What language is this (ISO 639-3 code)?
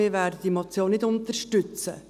gsw